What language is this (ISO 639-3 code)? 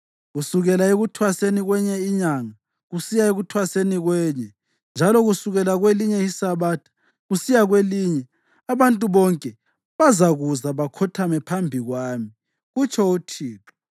nde